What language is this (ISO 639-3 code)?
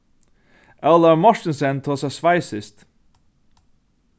fao